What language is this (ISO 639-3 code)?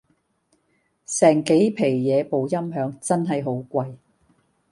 yue